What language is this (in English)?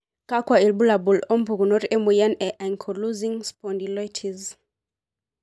Masai